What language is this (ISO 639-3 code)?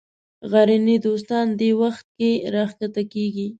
pus